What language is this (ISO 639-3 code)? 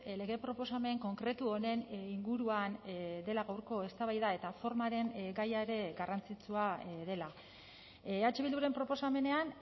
eus